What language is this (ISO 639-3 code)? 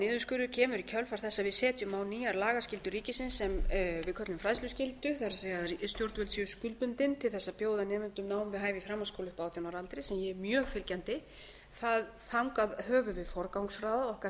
isl